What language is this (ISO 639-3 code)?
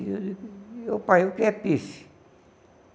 por